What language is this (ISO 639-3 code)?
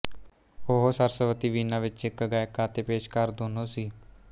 pan